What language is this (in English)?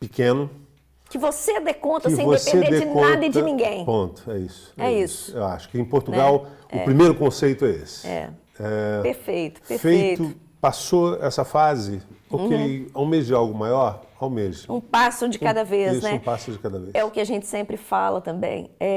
Portuguese